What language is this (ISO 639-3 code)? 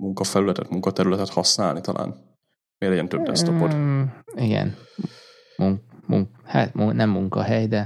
hun